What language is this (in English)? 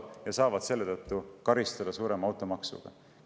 Estonian